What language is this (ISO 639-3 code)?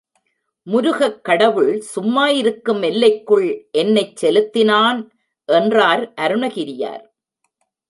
tam